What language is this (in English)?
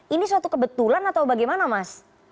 Indonesian